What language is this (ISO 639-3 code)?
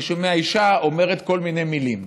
heb